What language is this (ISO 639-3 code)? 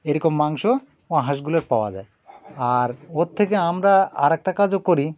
ben